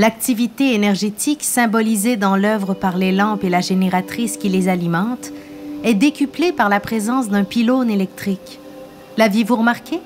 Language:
French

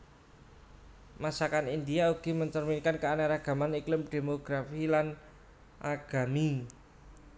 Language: Javanese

